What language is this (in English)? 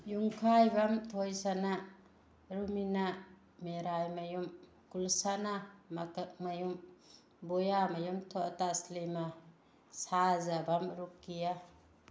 Manipuri